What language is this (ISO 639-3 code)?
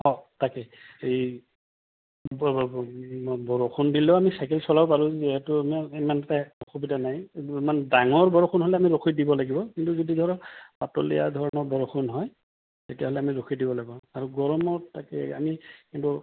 asm